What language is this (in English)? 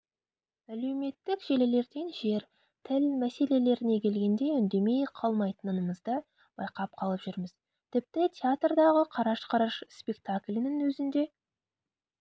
Kazakh